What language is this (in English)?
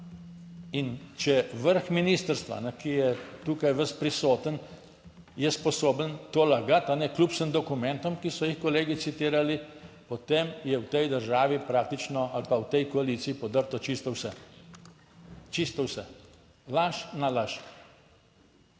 Slovenian